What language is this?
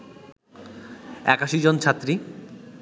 Bangla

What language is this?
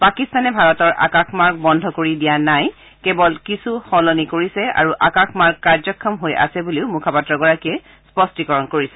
Assamese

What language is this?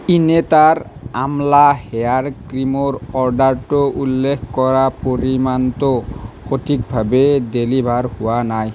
Assamese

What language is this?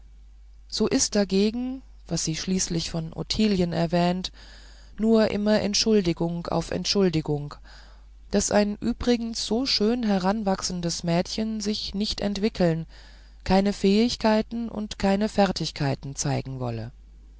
German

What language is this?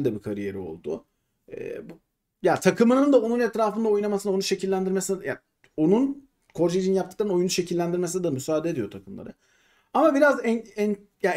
Turkish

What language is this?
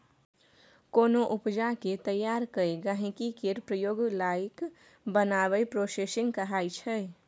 Maithili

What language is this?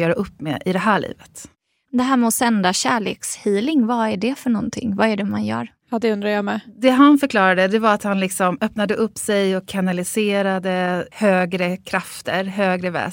Swedish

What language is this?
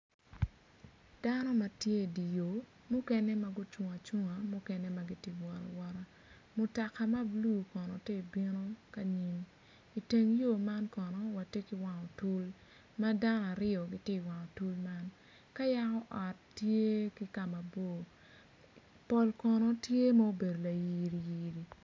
Acoli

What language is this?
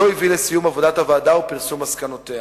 Hebrew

